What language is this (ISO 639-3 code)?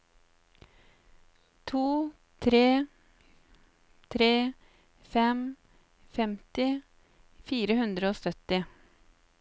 nor